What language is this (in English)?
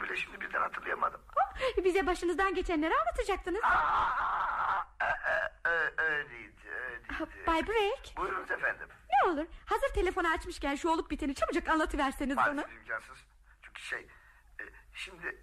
Turkish